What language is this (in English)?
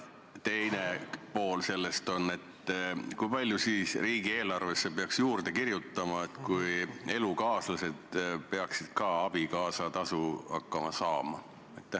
Estonian